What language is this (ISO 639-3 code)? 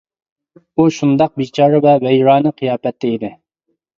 uig